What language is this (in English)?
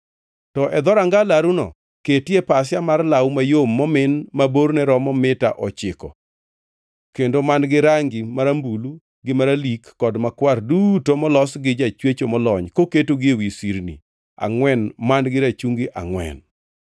Luo (Kenya and Tanzania)